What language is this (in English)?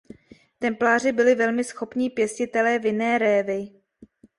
Czech